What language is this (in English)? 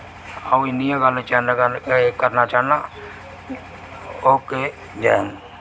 Dogri